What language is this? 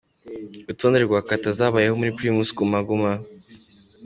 Kinyarwanda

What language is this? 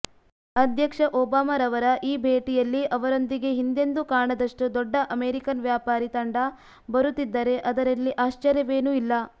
Kannada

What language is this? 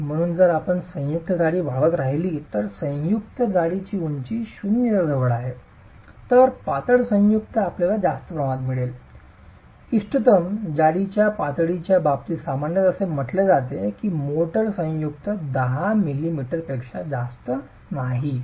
Marathi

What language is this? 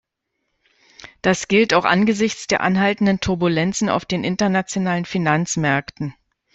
German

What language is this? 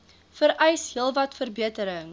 Afrikaans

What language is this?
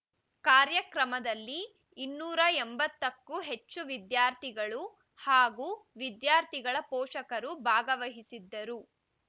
Kannada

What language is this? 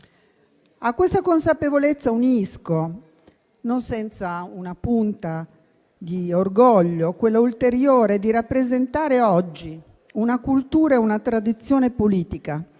Italian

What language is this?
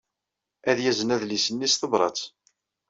Kabyle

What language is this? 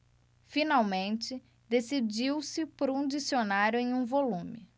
Portuguese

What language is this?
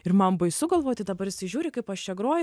Lithuanian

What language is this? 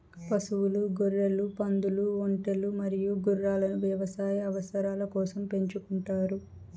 Telugu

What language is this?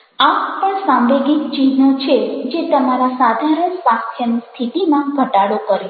Gujarati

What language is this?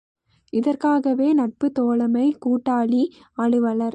Tamil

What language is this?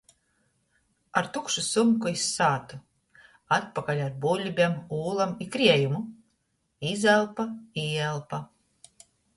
Latgalian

